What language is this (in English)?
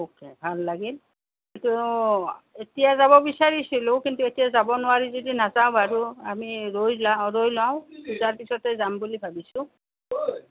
Assamese